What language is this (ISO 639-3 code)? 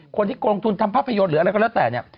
tha